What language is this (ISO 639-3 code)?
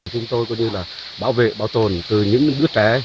vie